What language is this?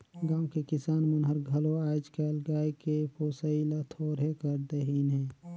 Chhattisgarhi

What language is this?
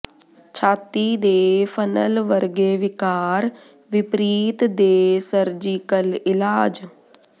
Punjabi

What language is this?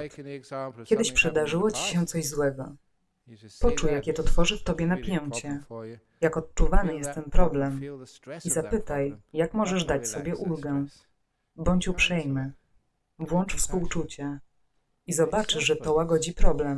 Polish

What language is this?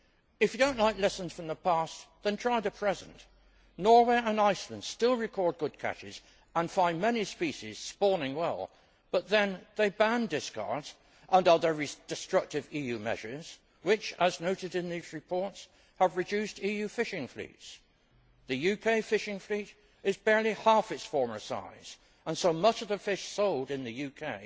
English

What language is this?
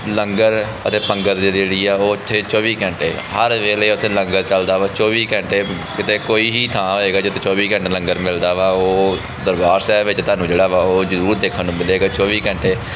Punjabi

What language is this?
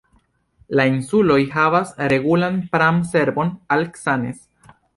Esperanto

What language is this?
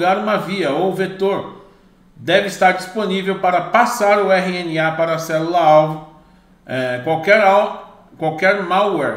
Portuguese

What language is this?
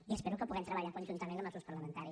Catalan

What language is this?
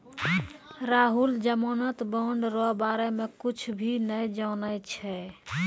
Maithili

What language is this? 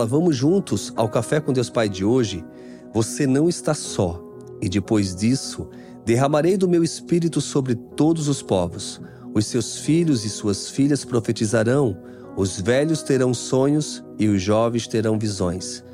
Portuguese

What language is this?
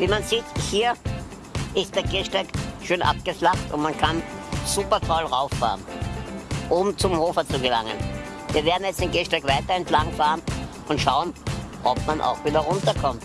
German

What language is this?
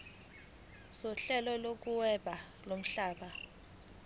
Zulu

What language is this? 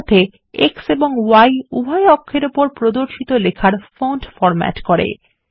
Bangla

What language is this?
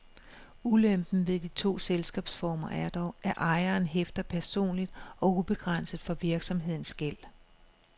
Danish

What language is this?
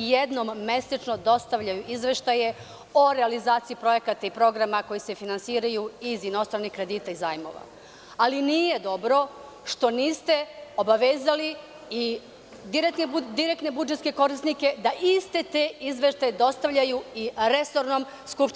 Serbian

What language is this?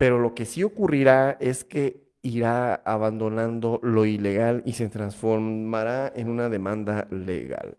Spanish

